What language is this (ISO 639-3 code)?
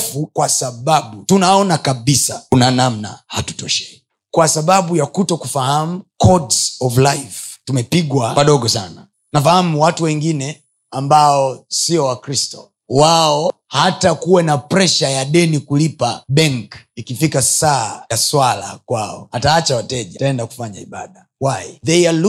swa